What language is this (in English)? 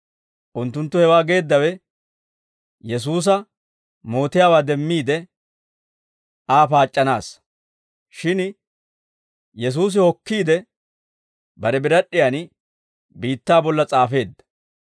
Dawro